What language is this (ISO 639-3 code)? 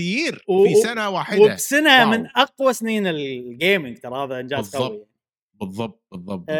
ara